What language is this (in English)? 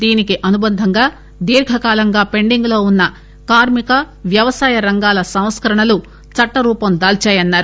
Telugu